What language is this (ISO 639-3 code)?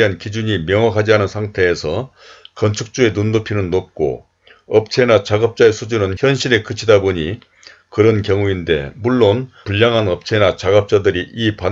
kor